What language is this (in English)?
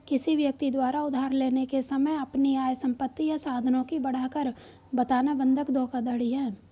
Hindi